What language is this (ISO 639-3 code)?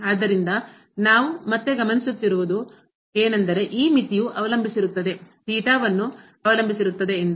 kan